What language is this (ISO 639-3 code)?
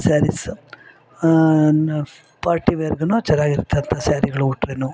kan